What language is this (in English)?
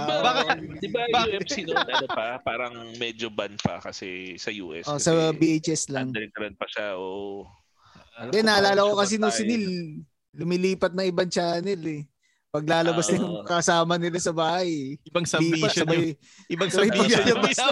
Filipino